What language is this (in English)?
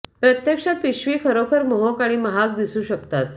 Marathi